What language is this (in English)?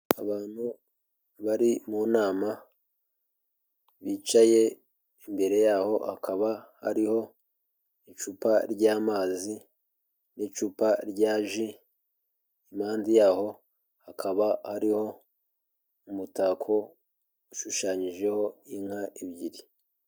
Kinyarwanda